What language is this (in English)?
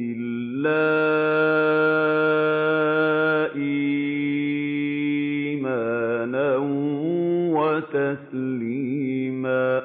Arabic